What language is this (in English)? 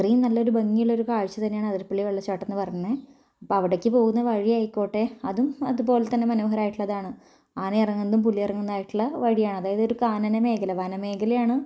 Malayalam